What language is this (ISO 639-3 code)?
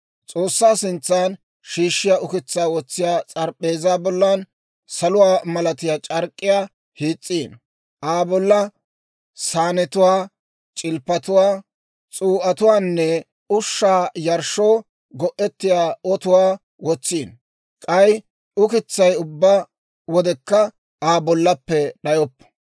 dwr